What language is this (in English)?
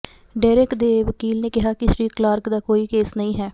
Punjabi